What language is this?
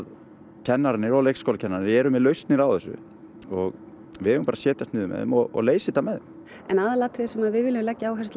Icelandic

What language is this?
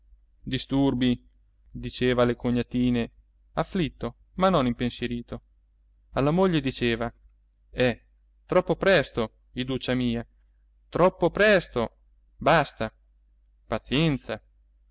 Italian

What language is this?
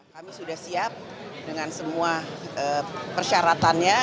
Indonesian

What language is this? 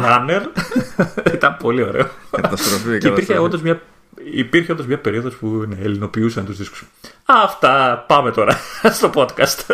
Greek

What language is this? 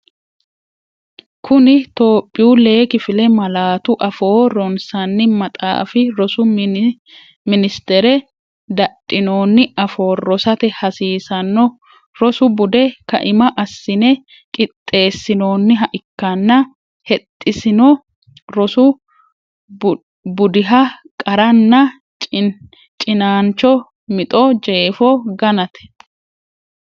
Sidamo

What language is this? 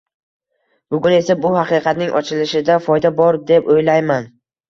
Uzbek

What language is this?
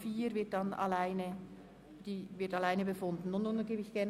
Swiss German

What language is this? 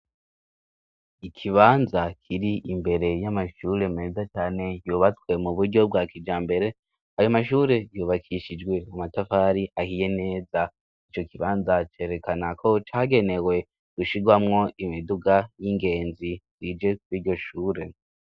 Rundi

